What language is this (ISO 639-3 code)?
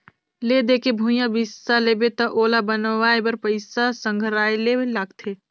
hne